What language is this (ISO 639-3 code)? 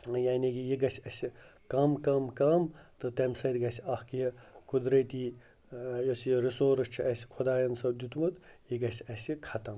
kas